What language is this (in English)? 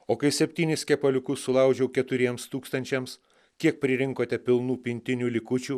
Lithuanian